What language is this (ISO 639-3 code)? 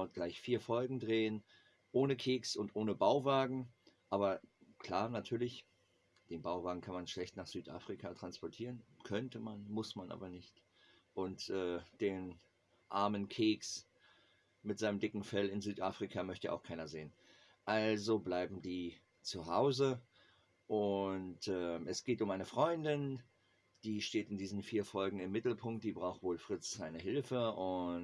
deu